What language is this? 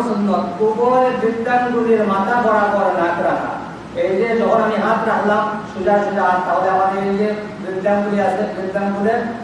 Indonesian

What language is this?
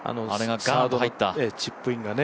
Japanese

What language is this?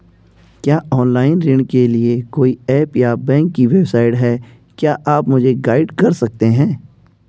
Hindi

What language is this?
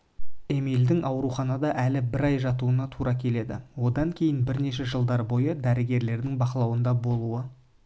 Kazakh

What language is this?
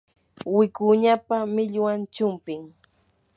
Yanahuanca Pasco Quechua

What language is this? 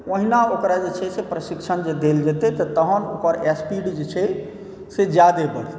Maithili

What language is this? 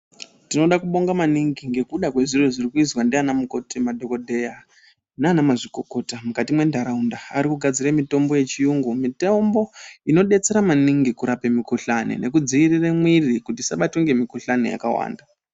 Ndau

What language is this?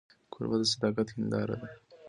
Pashto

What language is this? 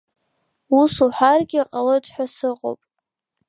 Abkhazian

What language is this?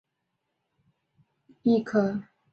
Chinese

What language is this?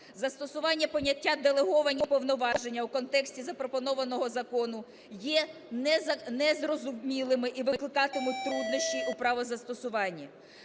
Ukrainian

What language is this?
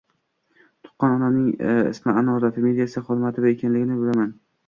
Uzbek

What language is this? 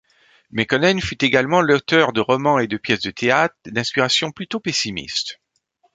French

